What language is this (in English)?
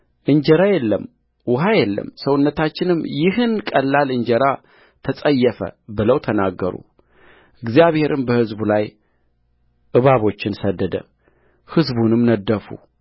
Amharic